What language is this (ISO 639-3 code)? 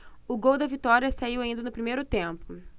por